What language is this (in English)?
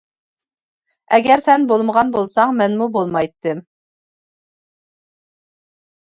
Uyghur